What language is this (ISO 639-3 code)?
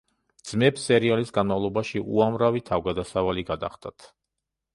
kat